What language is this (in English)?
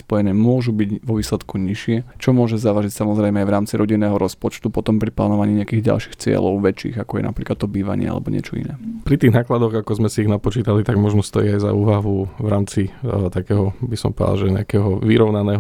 Slovak